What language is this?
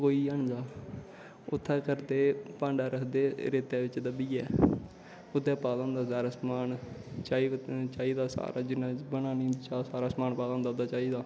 Dogri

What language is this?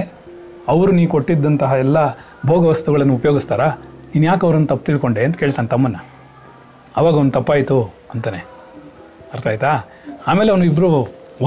Kannada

